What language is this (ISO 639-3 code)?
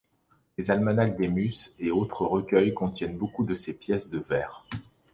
fra